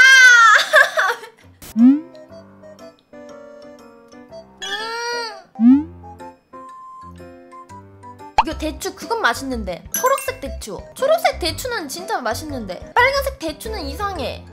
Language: Korean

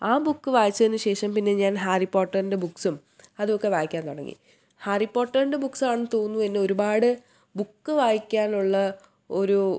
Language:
Malayalam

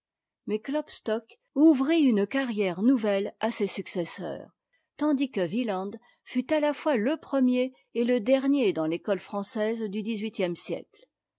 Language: French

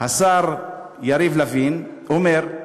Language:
Hebrew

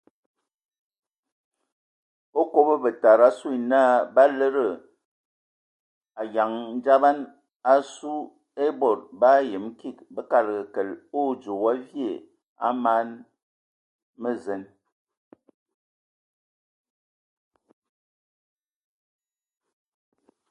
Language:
Ewondo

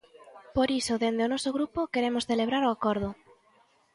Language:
Galician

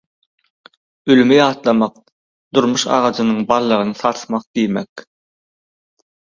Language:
Turkmen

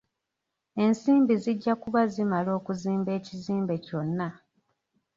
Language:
Ganda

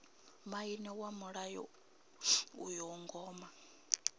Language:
Venda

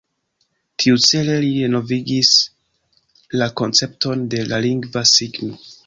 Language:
Esperanto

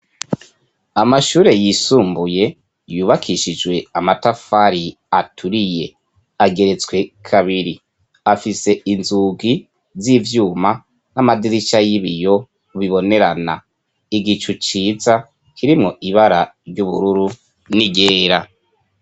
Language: Rundi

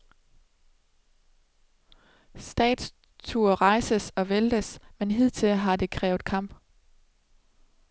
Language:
Danish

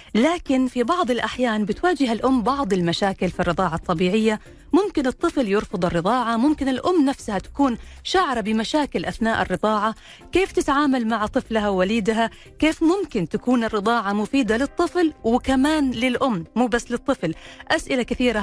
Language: Arabic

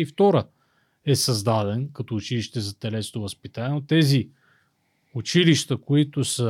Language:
Bulgarian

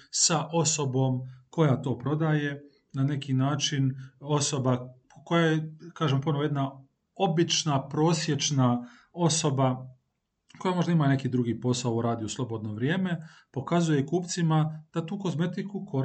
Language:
Croatian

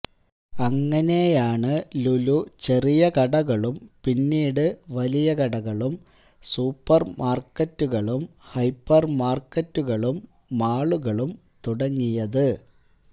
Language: Malayalam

